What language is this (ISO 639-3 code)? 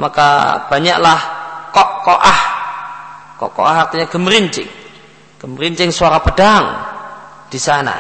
ind